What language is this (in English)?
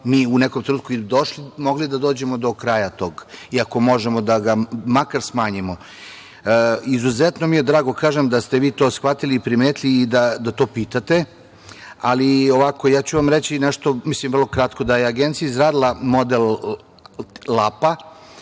Serbian